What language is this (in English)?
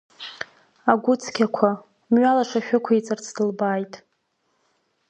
Abkhazian